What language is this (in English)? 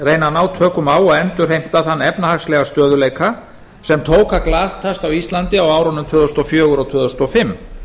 Icelandic